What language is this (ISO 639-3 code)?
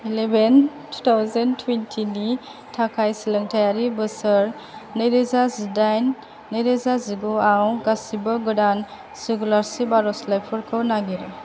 brx